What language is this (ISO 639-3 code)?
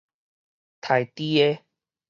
nan